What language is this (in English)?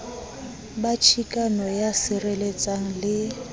Southern Sotho